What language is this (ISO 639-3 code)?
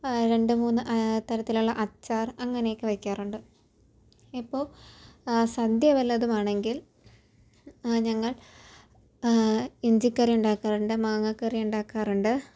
mal